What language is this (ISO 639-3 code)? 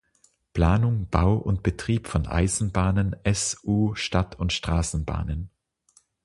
deu